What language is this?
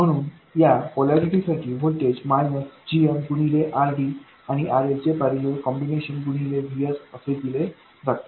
Marathi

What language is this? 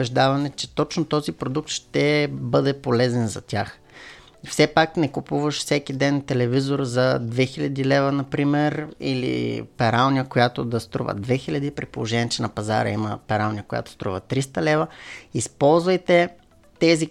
Bulgarian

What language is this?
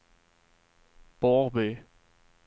Swedish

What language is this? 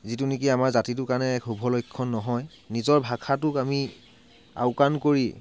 Assamese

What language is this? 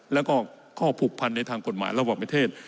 Thai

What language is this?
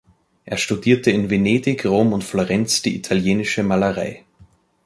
German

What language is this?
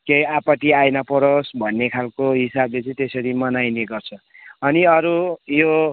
Nepali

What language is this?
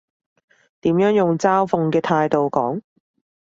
Cantonese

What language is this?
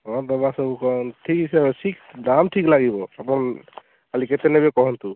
Odia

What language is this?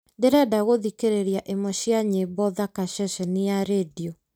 Kikuyu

